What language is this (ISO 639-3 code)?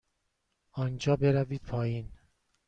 fas